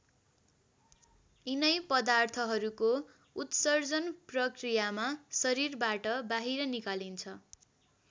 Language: Nepali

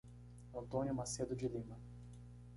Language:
Portuguese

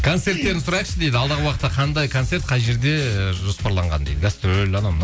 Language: Kazakh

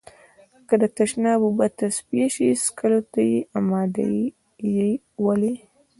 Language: Pashto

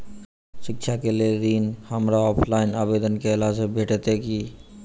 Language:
Maithili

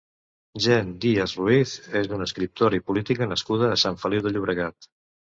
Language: Catalan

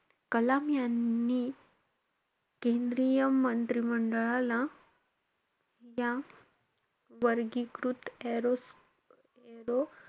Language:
Marathi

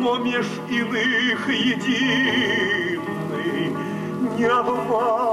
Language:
Russian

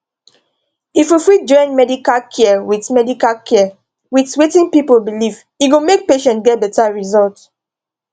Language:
Nigerian Pidgin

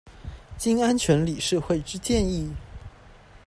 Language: Chinese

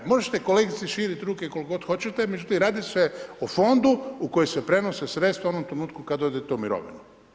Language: Croatian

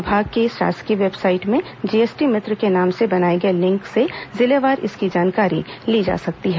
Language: Hindi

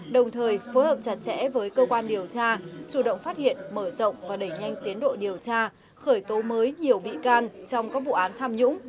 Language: Vietnamese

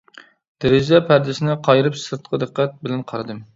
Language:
Uyghur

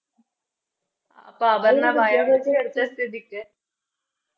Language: Malayalam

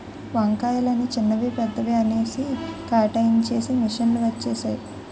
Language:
Telugu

